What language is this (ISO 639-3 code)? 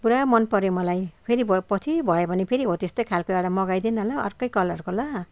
nep